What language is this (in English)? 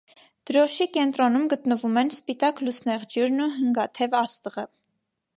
Armenian